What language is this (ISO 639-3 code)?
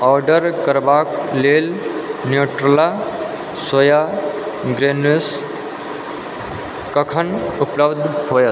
mai